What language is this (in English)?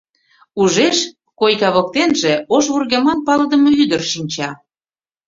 Mari